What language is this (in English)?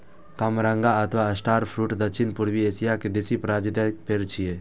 Maithili